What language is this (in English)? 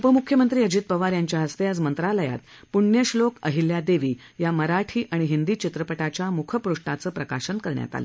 Marathi